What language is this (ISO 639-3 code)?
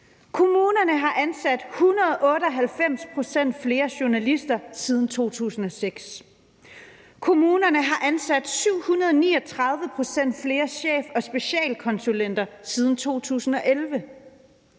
dan